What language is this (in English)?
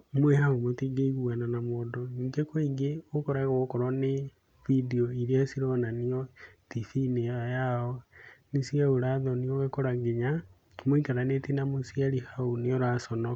Kikuyu